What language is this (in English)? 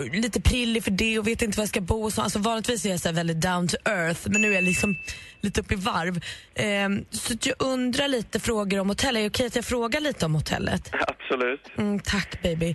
Swedish